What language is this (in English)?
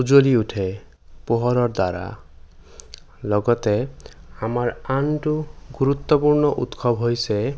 Assamese